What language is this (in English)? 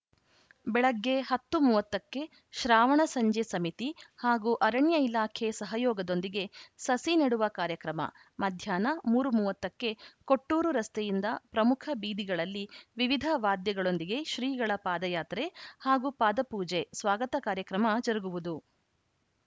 Kannada